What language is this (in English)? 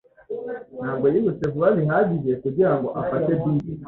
Kinyarwanda